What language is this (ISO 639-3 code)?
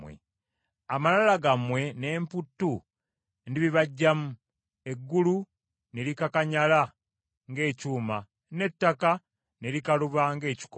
lug